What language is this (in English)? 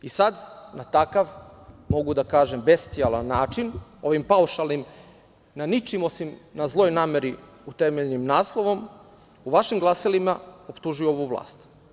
Serbian